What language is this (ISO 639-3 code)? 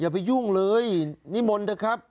tha